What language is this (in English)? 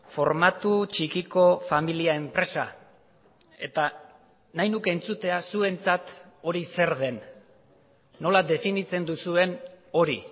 Basque